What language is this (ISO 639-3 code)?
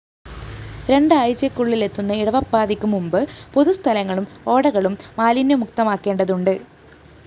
mal